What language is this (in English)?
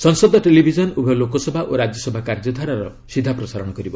Odia